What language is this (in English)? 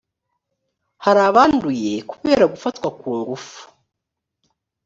Kinyarwanda